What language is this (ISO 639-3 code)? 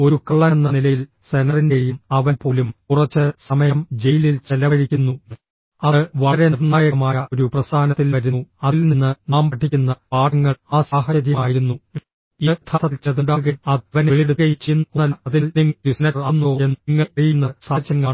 mal